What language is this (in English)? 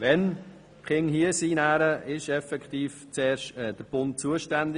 Swiss German